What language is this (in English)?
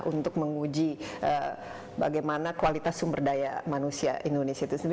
Indonesian